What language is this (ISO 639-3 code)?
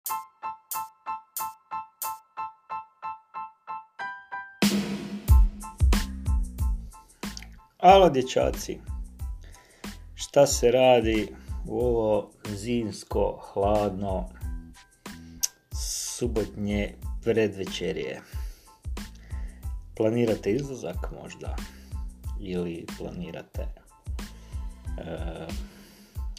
hrv